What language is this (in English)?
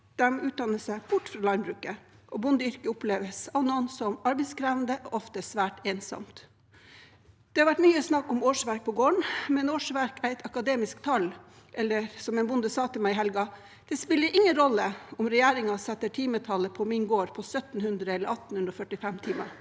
Norwegian